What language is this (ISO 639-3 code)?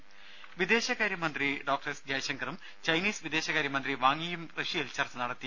mal